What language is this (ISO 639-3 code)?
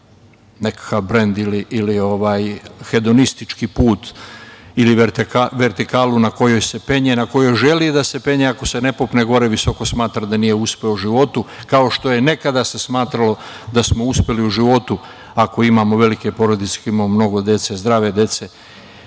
srp